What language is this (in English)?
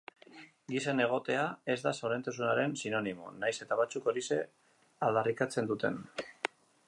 Basque